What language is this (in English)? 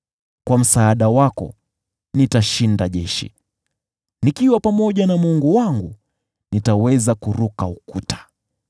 Swahili